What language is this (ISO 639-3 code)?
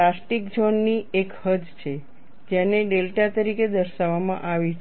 guj